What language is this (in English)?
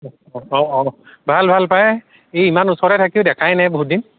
Assamese